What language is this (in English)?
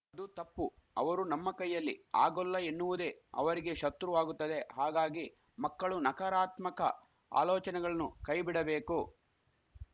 Kannada